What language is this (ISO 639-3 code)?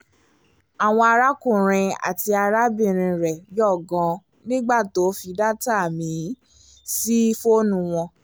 yor